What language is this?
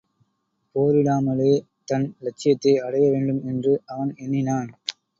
Tamil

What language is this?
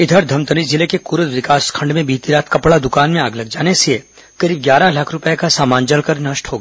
Hindi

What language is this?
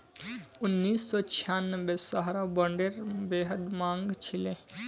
Magahi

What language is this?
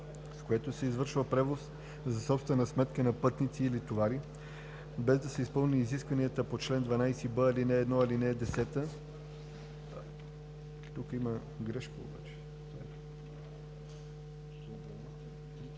Bulgarian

